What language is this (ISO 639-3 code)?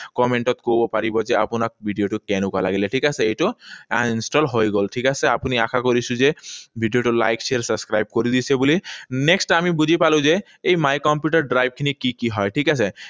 asm